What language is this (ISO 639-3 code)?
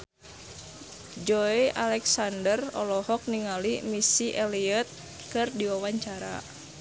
sun